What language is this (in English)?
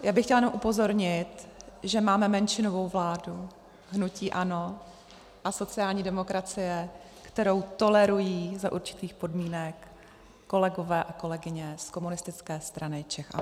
Czech